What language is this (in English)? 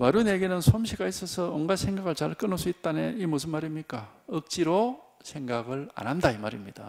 Korean